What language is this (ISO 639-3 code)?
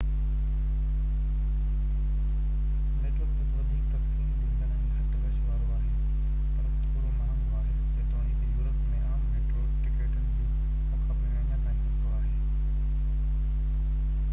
snd